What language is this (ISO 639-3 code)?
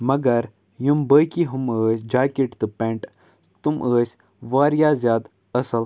kas